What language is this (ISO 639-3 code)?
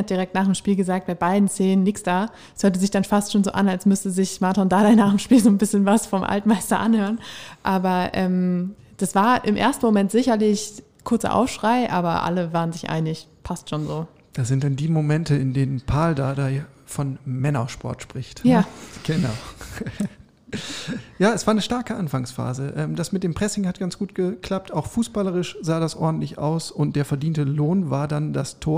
deu